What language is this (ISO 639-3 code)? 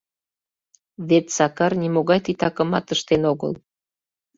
chm